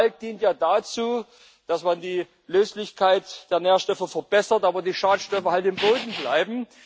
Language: German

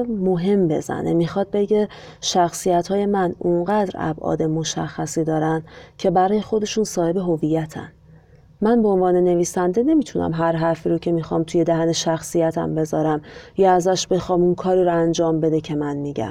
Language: Persian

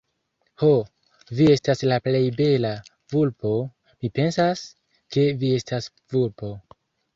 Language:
Esperanto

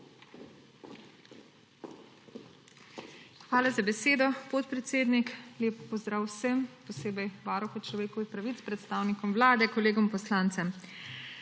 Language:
Slovenian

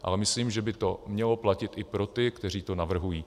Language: Czech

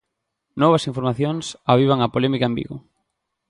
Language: Galician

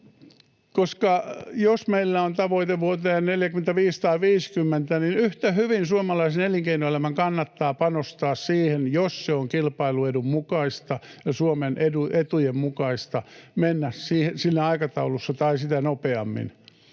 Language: Finnish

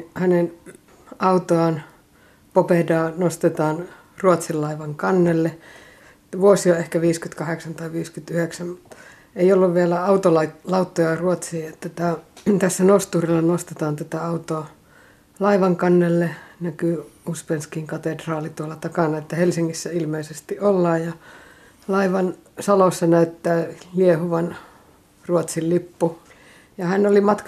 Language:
Finnish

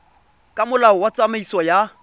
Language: Tswana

